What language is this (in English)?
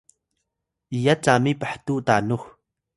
Atayal